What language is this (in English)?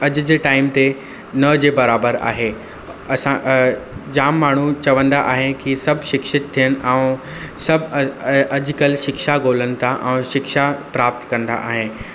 Sindhi